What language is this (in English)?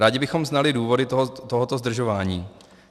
Czech